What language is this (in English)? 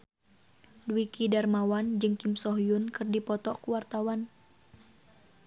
Sundanese